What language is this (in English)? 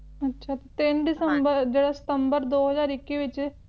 Punjabi